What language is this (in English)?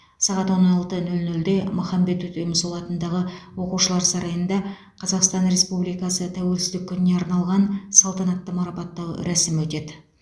Kazakh